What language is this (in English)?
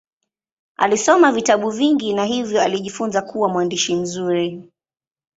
Swahili